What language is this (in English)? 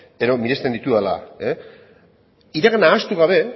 Basque